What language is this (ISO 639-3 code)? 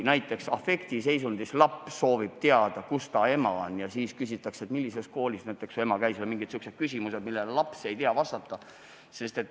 est